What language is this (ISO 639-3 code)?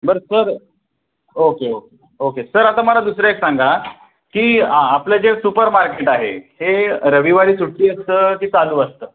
mar